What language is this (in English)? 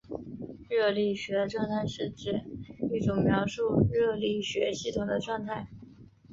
Chinese